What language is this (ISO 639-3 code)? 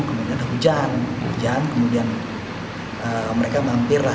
ind